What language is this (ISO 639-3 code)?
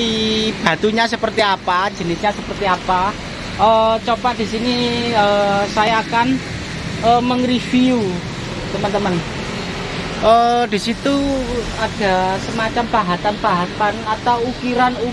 ind